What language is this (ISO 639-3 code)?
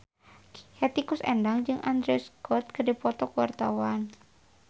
sun